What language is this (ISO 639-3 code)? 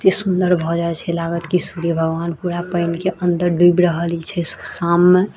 mai